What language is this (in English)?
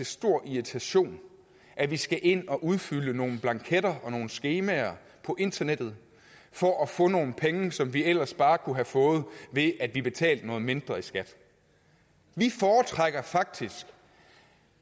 Danish